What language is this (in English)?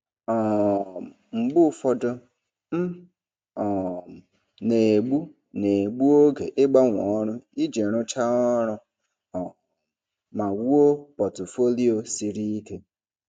Igbo